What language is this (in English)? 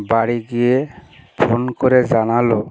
Bangla